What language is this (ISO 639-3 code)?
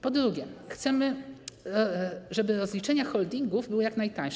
pol